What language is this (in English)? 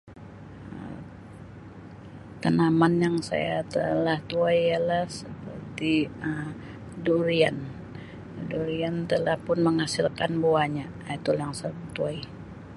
Sabah Malay